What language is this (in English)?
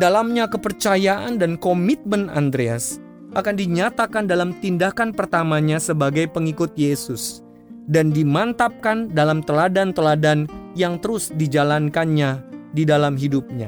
Indonesian